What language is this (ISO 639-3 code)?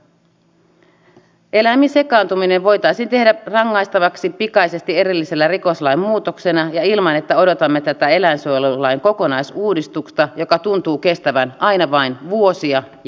fin